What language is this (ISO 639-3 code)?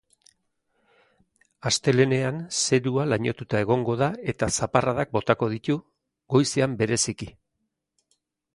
eus